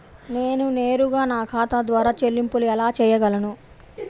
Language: Telugu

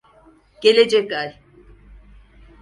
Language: Turkish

